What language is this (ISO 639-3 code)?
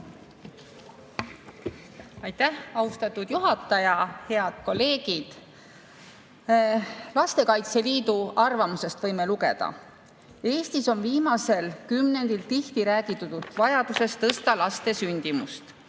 est